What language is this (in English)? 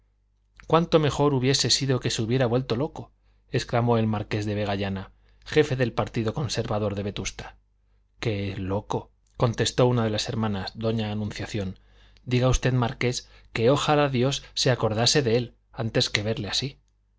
Spanish